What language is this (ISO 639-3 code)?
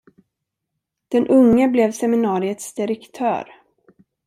swe